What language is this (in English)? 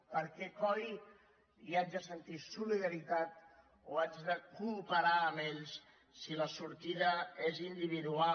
Catalan